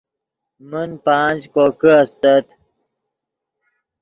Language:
Yidgha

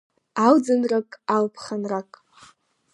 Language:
Abkhazian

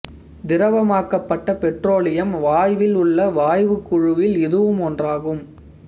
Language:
Tamil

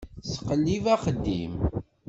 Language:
Kabyle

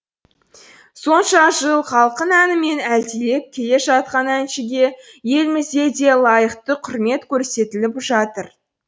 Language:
Kazakh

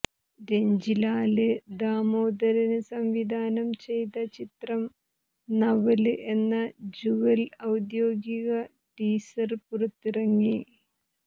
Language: Malayalam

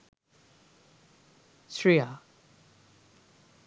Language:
Sinhala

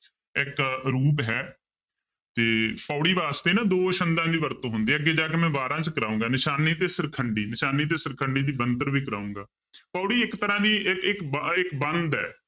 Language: Punjabi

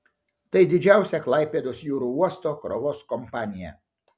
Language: Lithuanian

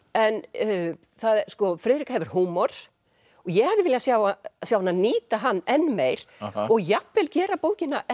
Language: Icelandic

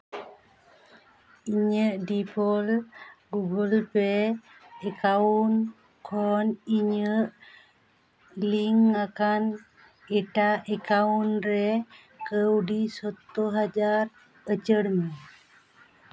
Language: Santali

